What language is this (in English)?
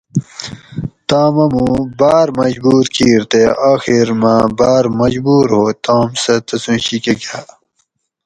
Gawri